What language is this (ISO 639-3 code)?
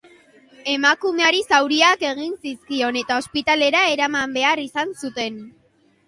eus